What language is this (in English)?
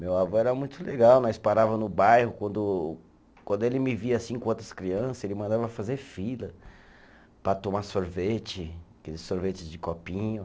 Portuguese